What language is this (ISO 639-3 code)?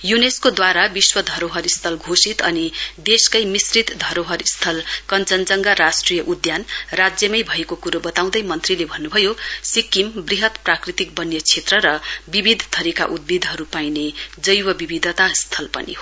nep